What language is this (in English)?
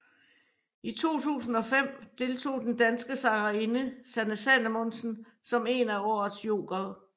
Danish